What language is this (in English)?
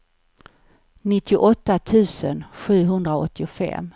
Swedish